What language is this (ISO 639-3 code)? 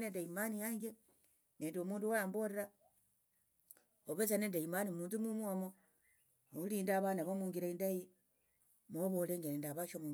lto